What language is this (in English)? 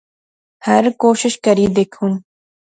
Pahari-Potwari